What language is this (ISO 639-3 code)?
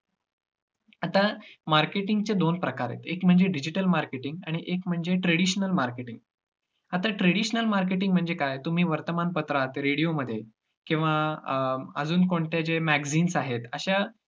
mar